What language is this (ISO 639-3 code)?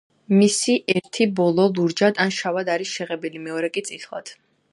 kat